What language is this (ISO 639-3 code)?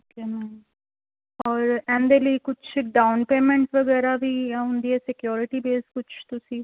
pan